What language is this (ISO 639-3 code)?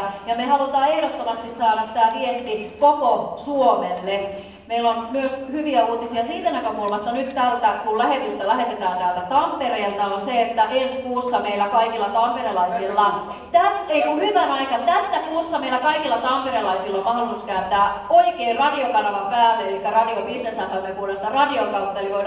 fin